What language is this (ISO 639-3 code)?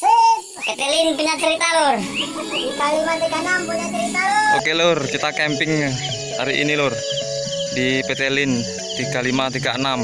ind